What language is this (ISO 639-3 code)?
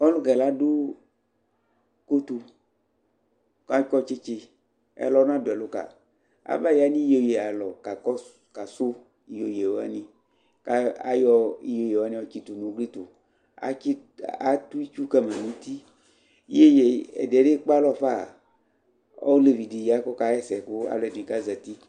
kpo